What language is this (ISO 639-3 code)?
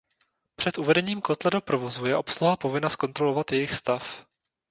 ces